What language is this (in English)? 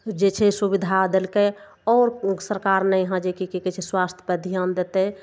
Maithili